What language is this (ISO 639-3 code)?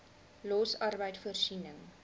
afr